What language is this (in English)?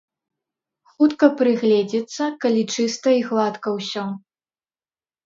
Belarusian